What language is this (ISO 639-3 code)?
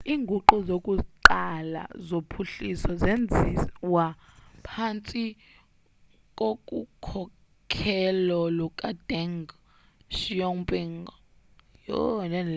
xho